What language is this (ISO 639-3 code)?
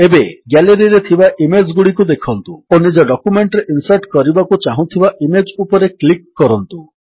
ori